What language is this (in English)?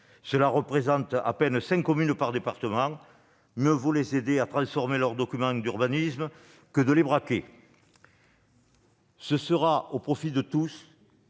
French